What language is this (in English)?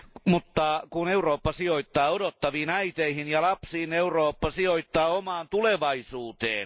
Finnish